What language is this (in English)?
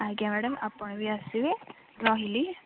Odia